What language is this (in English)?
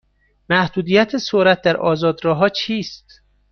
Persian